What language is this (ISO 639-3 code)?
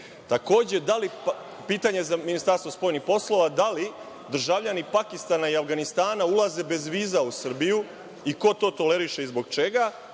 srp